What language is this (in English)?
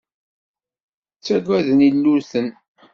Kabyle